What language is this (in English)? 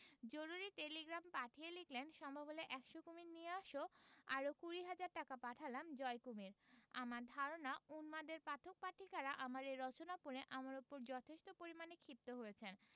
Bangla